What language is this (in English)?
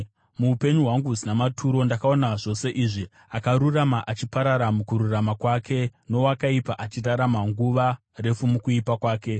Shona